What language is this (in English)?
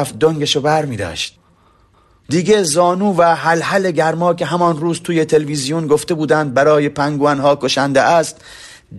Persian